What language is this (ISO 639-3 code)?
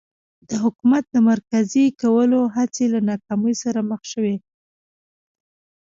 pus